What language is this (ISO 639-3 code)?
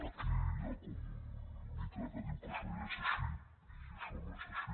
cat